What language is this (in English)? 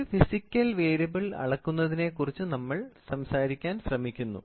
Malayalam